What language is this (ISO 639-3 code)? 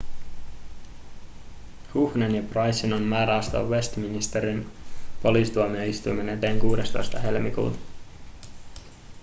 fin